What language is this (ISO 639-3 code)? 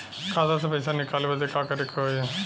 bho